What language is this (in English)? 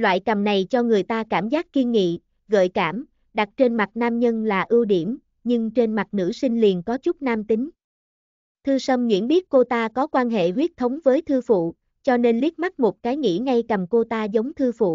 Vietnamese